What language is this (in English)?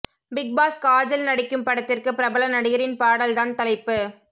Tamil